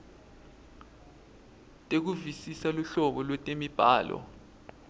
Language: Swati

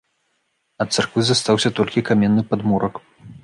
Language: Belarusian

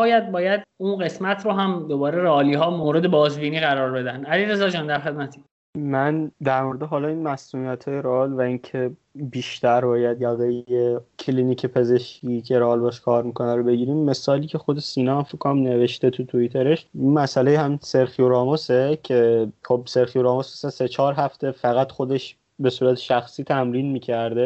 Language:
Persian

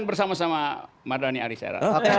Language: Indonesian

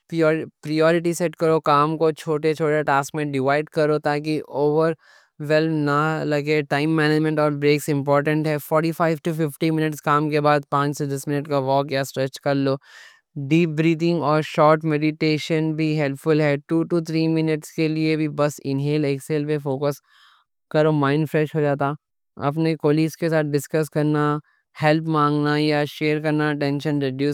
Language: Deccan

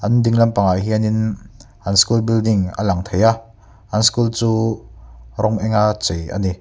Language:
Mizo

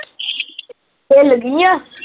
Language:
Punjabi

